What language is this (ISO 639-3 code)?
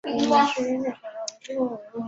zho